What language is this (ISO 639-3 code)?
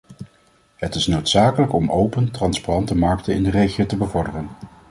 nld